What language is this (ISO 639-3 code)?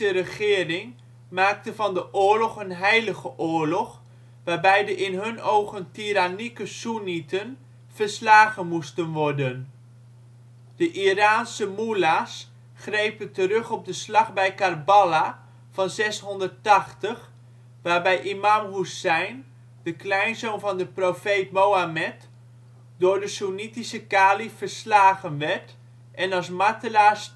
nld